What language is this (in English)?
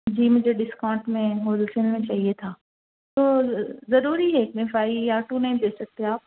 Urdu